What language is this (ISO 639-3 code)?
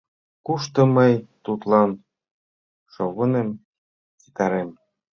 chm